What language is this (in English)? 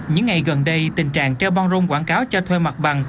Vietnamese